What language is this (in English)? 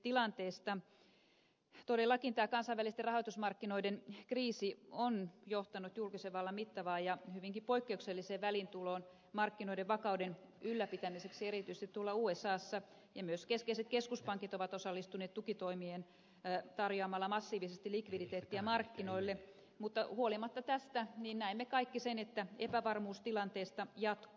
Finnish